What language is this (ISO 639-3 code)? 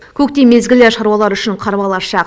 kaz